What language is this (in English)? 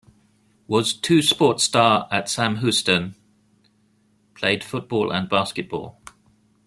English